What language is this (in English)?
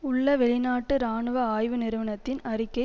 Tamil